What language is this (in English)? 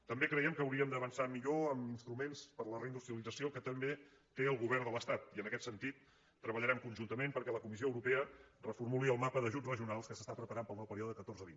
Catalan